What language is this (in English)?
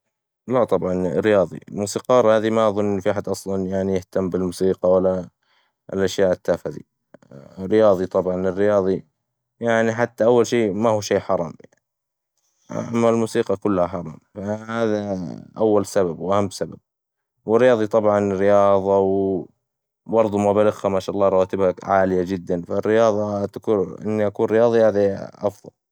Hijazi Arabic